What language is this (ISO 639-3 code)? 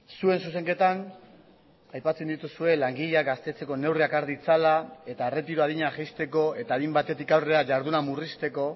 eus